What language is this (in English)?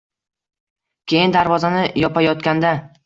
Uzbek